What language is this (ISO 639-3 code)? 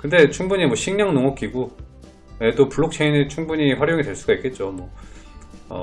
kor